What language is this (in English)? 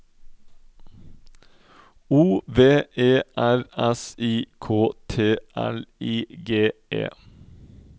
Norwegian